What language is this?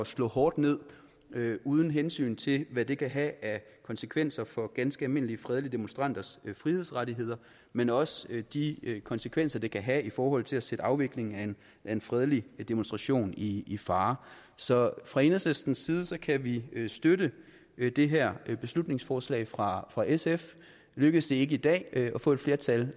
Danish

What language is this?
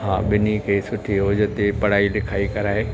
Sindhi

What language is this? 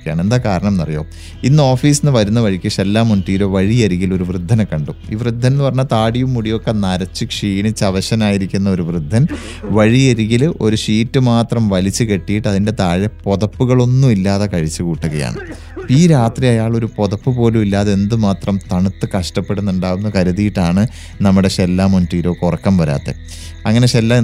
Malayalam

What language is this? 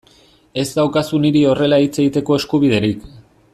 Basque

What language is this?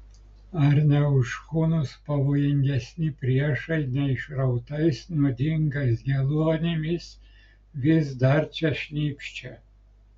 Lithuanian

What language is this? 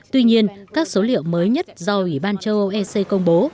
Vietnamese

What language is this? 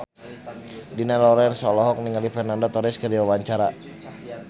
Sundanese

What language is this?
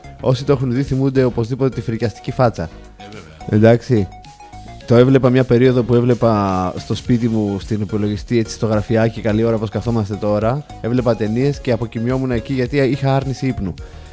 Greek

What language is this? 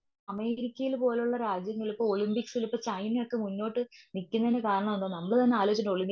Malayalam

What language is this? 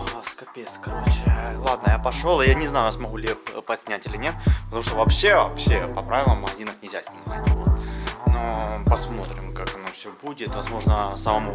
Russian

